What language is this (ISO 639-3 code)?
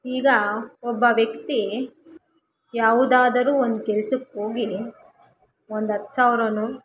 kan